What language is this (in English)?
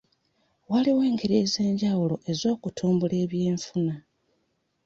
Ganda